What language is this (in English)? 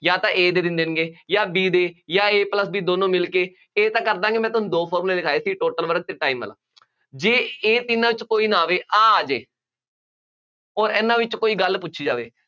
Punjabi